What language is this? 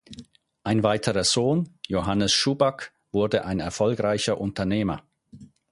German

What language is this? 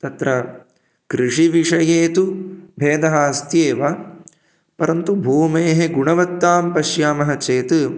Sanskrit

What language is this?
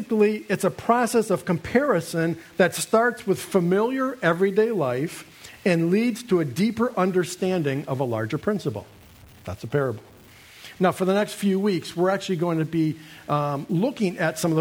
English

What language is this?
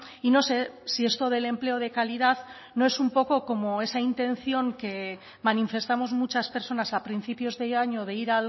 Spanish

